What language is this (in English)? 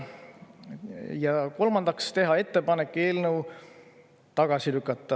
Estonian